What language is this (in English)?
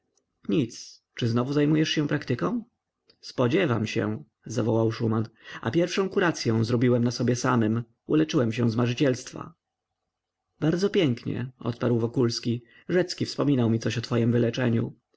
Polish